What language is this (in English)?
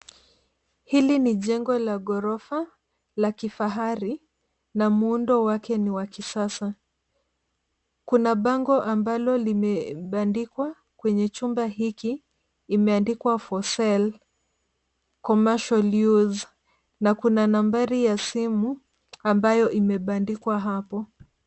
Swahili